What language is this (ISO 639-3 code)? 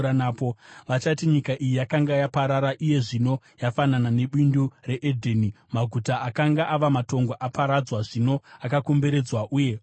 sna